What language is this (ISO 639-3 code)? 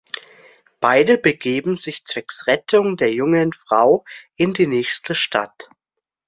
deu